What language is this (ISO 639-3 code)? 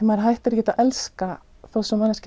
isl